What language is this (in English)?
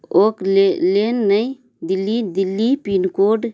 Maithili